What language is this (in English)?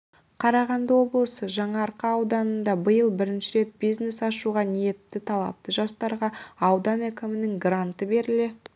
Kazakh